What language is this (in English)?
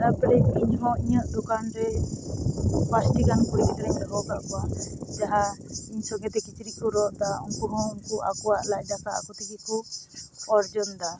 Santali